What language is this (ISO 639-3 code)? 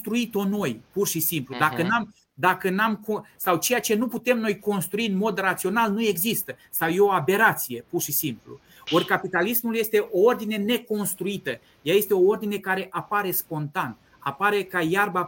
ron